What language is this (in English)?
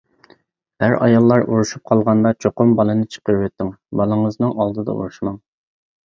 Uyghur